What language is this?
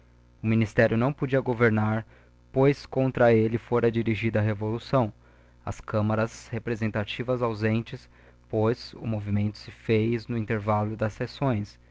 Portuguese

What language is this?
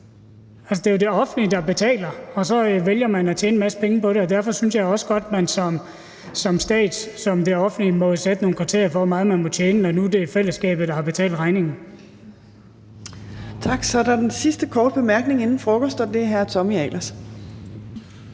Danish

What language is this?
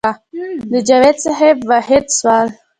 Pashto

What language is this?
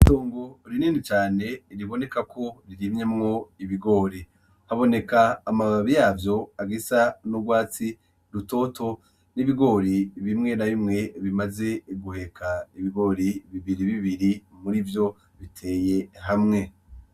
Rundi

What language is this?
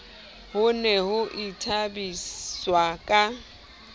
Southern Sotho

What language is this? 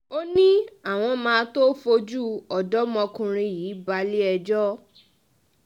Yoruba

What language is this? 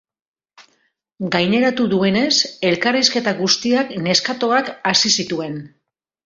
Basque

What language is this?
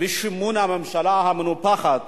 Hebrew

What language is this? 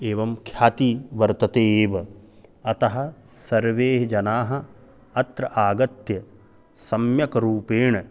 Sanskrit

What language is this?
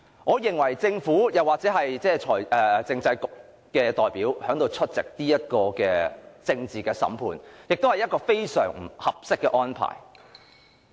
Cantonese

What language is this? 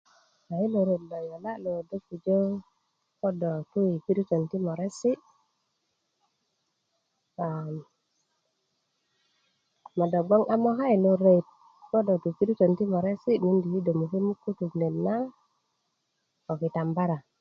Kuku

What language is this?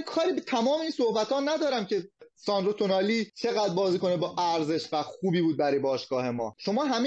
Persian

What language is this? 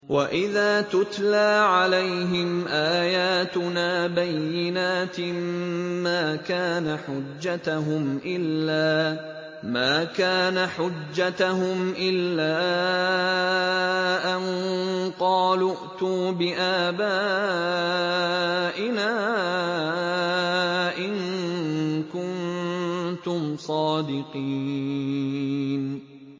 Arabic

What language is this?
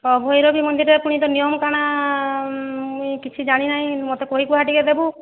Odia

